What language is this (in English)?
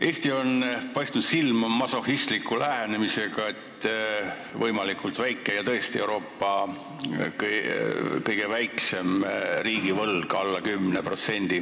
Estonian